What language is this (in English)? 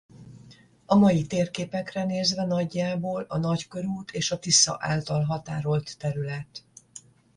Hungarian